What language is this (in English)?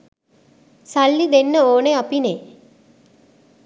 Sinhala